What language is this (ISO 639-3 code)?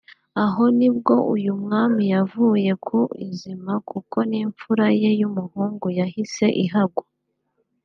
kin